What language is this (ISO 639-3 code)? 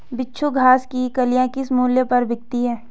hin